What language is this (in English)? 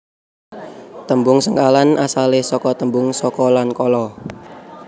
Javanese